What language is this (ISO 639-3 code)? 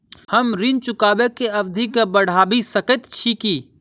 mai